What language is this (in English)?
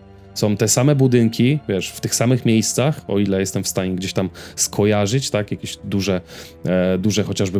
Polish